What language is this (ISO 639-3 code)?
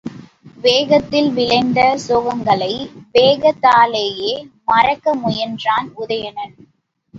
tam